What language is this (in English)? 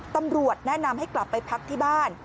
Thai